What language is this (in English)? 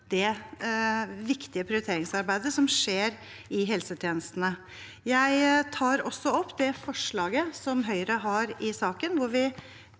Norwegian